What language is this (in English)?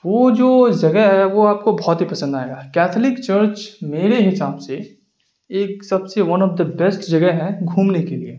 Urdu